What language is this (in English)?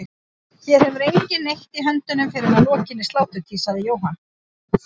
Icelandic